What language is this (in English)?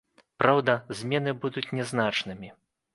Belarusian